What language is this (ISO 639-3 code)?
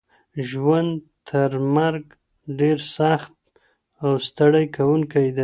pus